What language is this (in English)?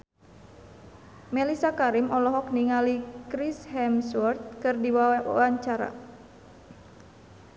Sundanese